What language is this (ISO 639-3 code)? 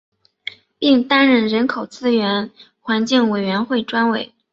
zho